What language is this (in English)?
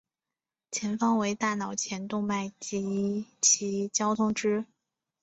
Chinese